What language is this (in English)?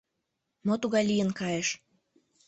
Mari